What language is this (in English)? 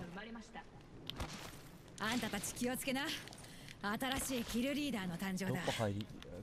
Japanese